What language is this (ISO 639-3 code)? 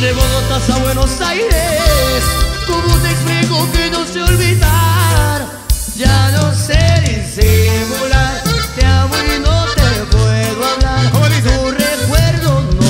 spa